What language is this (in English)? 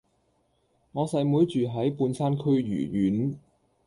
Cantonese